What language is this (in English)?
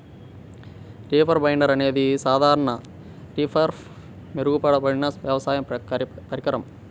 Telugu